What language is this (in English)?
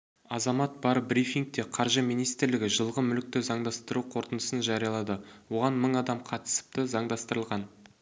Kazakh